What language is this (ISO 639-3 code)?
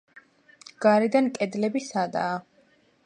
kat